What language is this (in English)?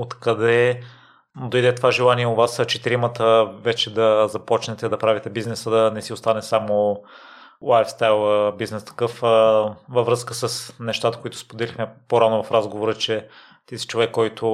Bulgarian